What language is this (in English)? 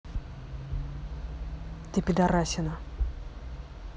Russian